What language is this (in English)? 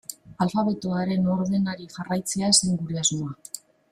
Basque